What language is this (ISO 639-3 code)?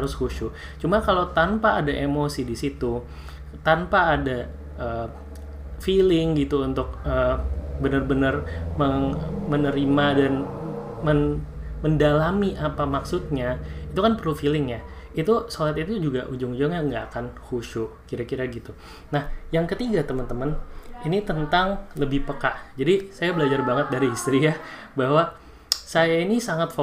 ind